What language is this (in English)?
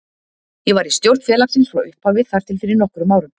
Icelandic